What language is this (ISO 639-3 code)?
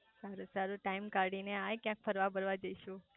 guj